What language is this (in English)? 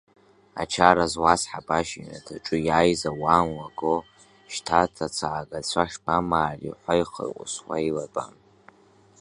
Abkhazian